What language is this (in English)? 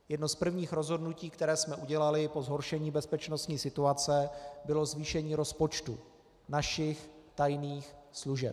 Czech